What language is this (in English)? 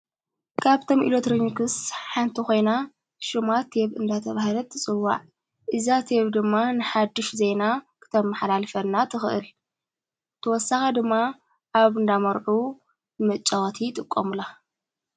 Tigrinya